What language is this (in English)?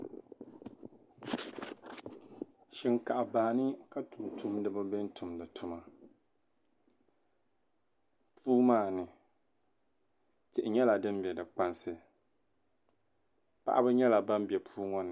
Dagbani